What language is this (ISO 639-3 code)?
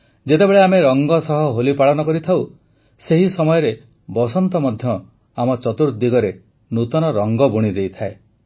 ori